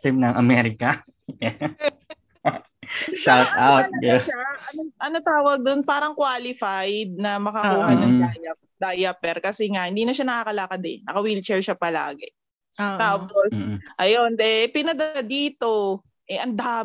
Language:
Filipino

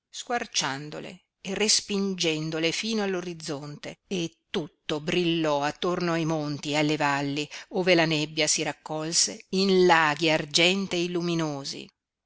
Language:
Italian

